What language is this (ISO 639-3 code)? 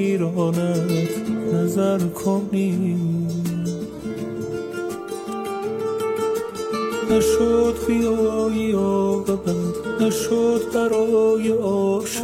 fas